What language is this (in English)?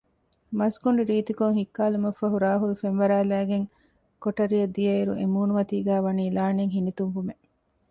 Divehi